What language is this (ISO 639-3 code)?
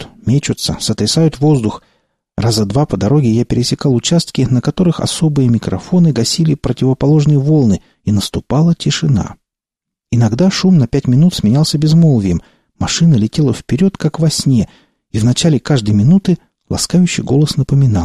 rus